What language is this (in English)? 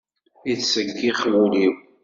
Kabyle